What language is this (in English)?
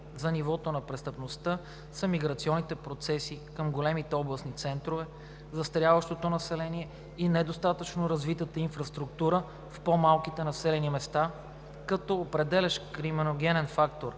Bulgarian